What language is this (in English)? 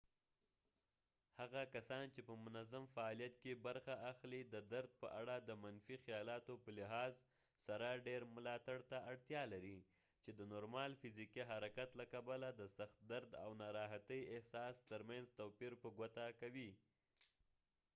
Pashto